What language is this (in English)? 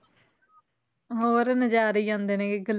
Punjabi